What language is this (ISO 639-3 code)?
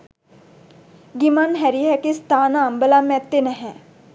sin